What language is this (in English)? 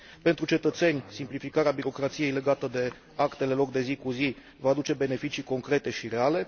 Romanian